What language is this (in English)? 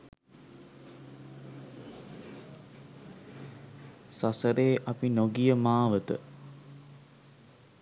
Sinhala